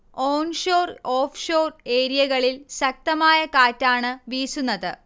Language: Malayalam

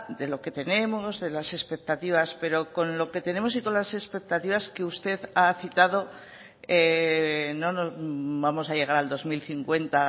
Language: Spanish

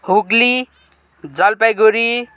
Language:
Nepali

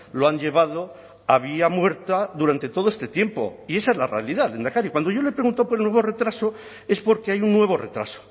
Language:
Spanish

